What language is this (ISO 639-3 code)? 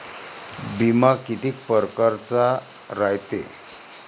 mar